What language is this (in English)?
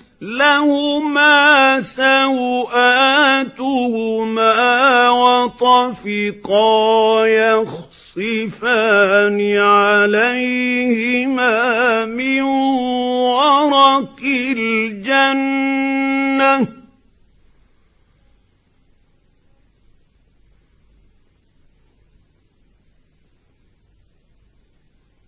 Arabic